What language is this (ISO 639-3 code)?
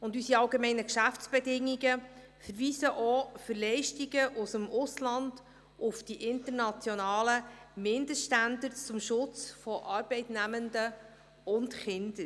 gsw